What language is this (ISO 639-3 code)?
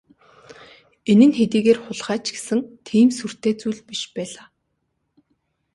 mon